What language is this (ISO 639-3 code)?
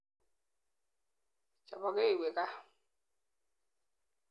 kln